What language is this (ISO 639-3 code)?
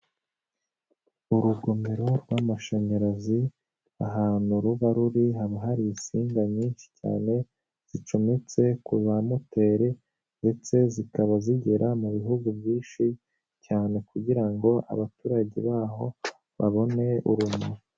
kin